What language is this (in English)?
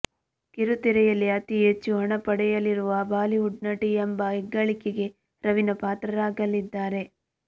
Kannada